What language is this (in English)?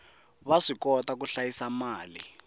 Tsonga